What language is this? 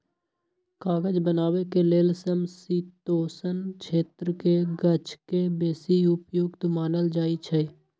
Magahi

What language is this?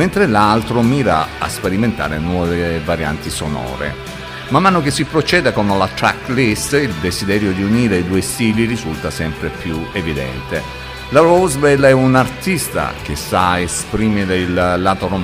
Italian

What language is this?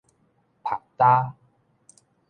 Min Nan Chinese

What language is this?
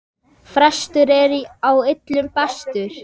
Icelandic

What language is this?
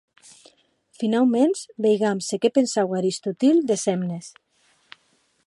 Occitan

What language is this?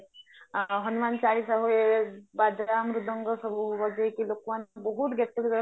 Odia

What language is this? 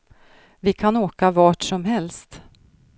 Swedish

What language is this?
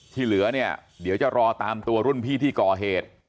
Thai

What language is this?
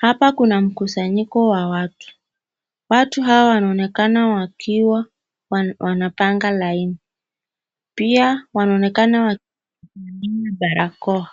Swahili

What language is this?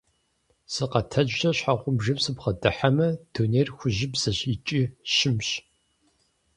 Kabardian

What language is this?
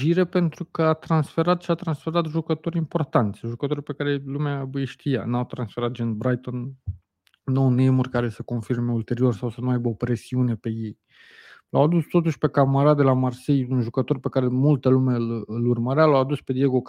Romanian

